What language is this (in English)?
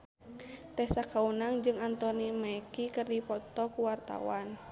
Sundanese